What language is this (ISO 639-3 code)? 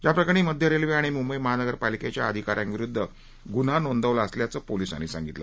mar